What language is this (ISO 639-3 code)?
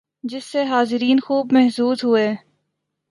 urd